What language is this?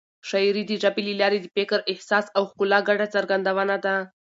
Pashto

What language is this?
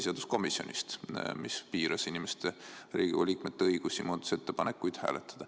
Estonian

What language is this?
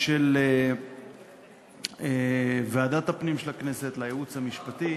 Hebrew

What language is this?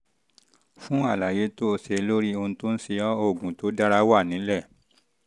Yoruba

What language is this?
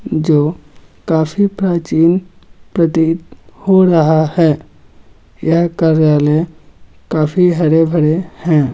Magahi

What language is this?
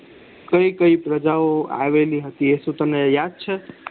Gujarati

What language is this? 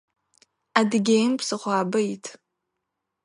Adyghe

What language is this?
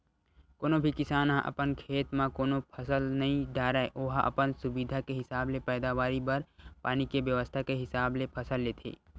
Chhattisgarhi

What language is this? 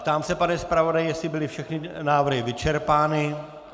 Czech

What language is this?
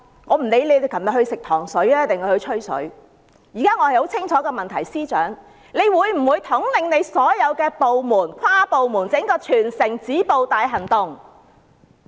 Cantonese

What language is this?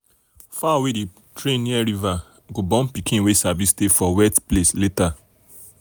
Nigerian Pidgin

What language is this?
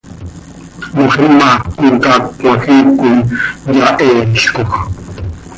Seri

